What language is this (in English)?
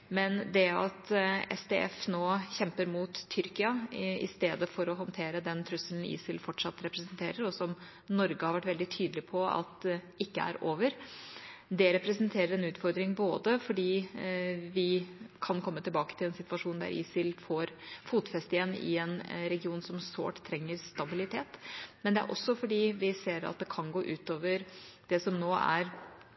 Norwegian Bokmål